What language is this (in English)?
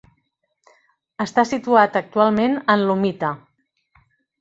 Catalan